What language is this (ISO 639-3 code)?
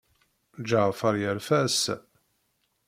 kab